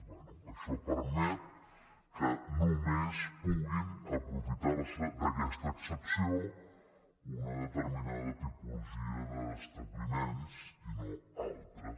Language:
Catalan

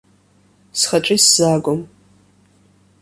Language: Abkhazian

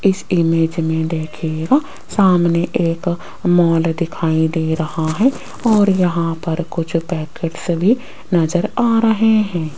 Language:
Hindi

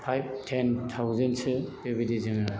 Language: Bodo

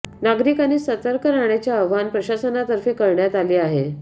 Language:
Marathi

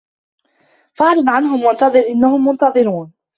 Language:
Arabic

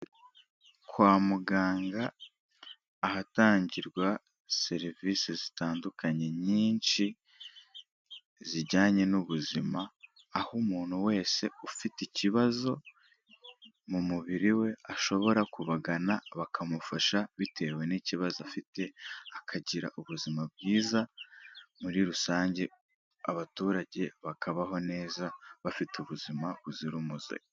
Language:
Kinyarwanda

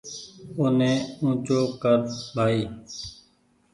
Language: Goaria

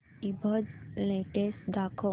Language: Marathi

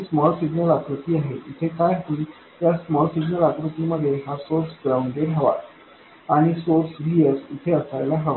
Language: Marathi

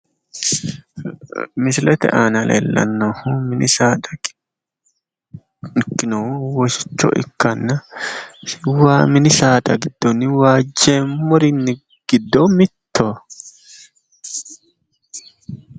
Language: Sidamo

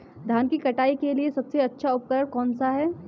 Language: Hindi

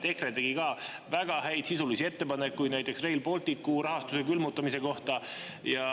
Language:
Estonian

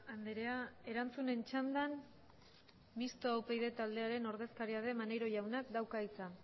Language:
Basque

